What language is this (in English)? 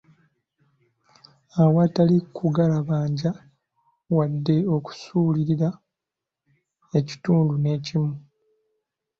Ganda